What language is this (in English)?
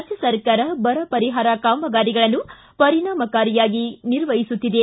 Kannada